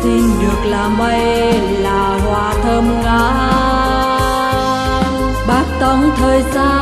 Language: Vietnamese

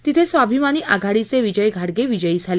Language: Marathi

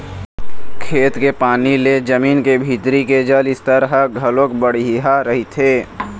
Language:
Chhattisgarhi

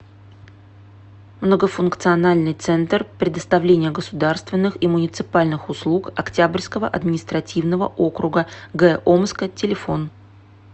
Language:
Russian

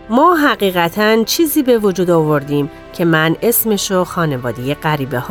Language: Persian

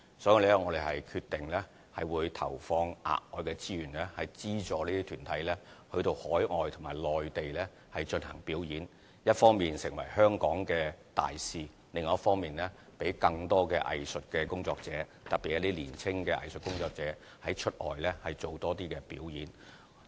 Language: Cantonese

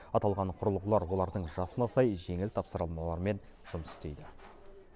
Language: Kazakh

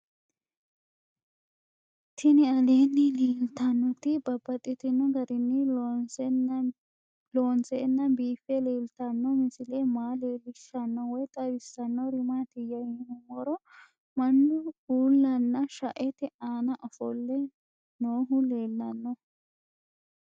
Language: Sidamo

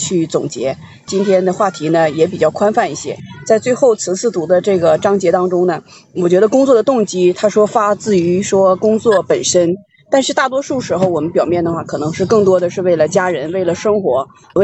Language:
Chinese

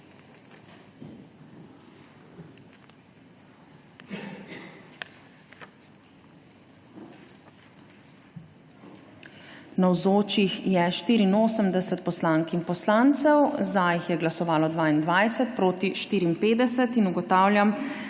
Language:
Slovenian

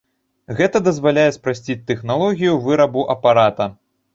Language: Belarusian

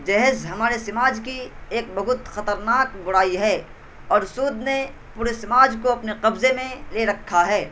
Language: Urdu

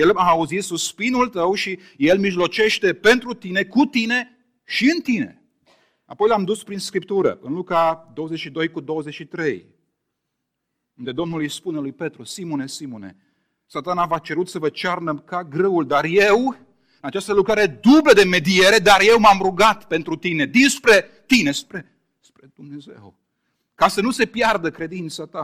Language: Romanian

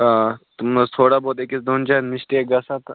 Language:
Kashmiri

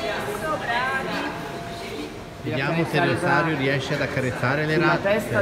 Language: Italian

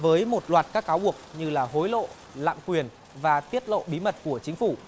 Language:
Vietnamese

